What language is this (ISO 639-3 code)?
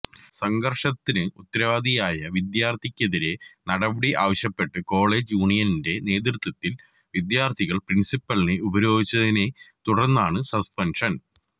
mal